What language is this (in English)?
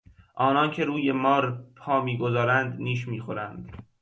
Persian